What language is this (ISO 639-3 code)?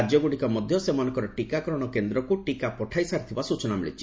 ori